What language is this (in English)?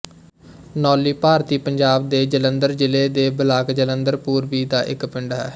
Punjabi